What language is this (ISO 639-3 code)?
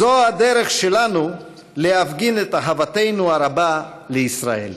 heb